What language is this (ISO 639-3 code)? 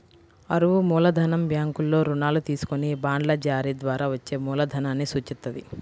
tel